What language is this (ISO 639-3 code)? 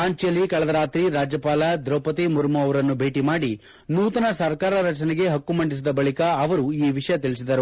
kan